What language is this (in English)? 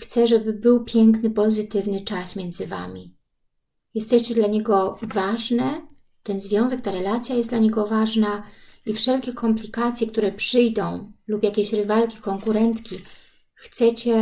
Polish